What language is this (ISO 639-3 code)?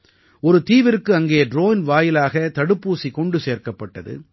tam